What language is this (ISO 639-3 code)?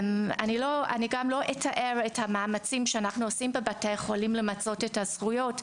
heb